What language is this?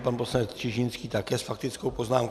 Czech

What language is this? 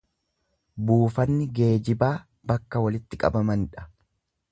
Oromo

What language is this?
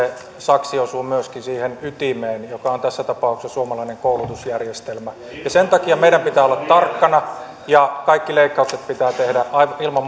Finnish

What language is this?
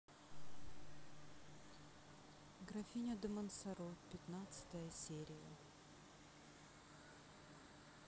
Russian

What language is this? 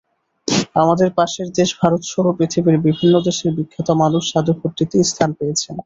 Bangla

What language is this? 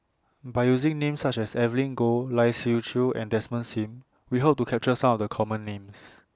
English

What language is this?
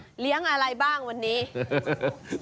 Thai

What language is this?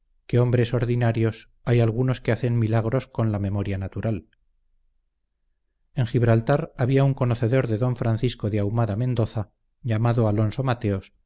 Spanish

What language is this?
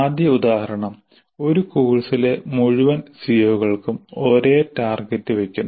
Malayalam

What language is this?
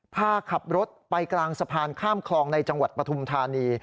Thai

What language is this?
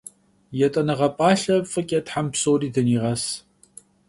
Kabardian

